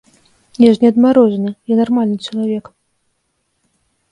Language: Belarusian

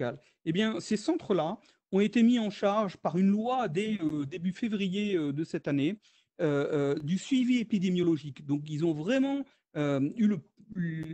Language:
French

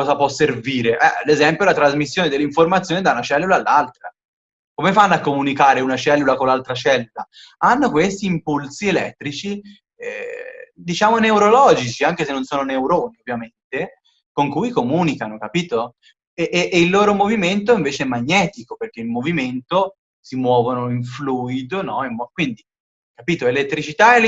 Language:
Italian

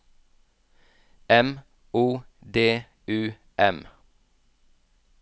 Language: Norwegian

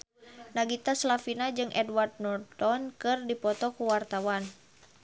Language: Sundanese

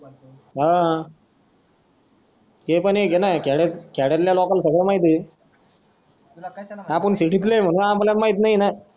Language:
Marathi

